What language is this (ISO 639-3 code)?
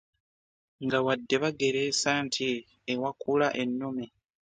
lug